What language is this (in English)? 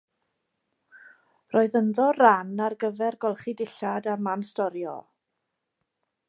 Welsh